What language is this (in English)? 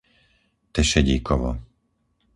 Slovak